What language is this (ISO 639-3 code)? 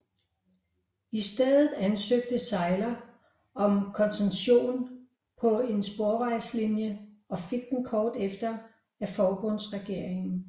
dan